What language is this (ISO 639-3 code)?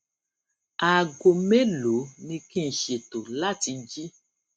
yor